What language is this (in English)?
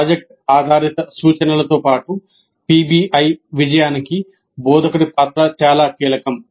Telugu